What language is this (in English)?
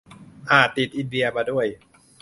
Thai